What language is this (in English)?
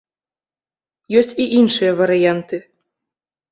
Belarusian